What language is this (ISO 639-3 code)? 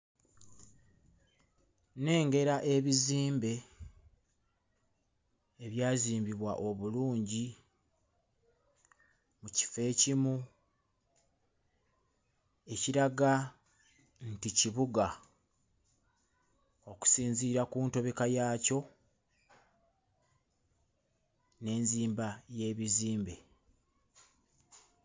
lug